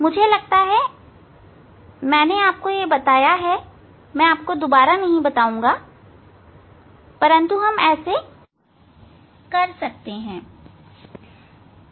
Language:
Hindi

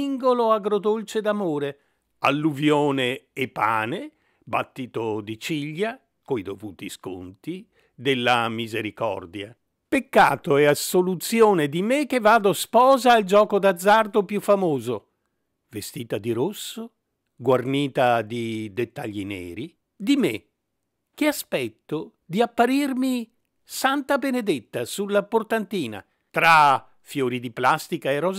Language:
Italian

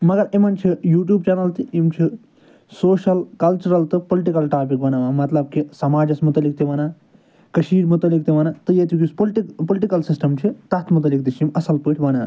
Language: Kashmiri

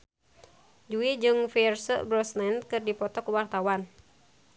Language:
Sundanese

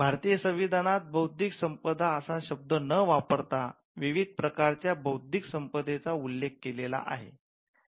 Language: Marathi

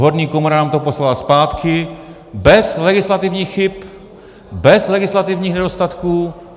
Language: Czech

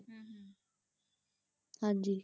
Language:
Punjabi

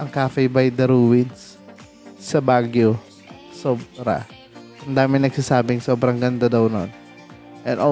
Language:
Filipino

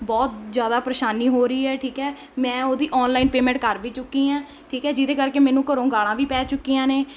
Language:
Punjabi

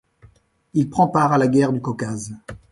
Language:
French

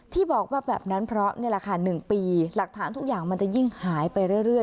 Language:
Thai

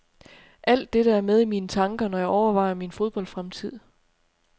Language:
Danish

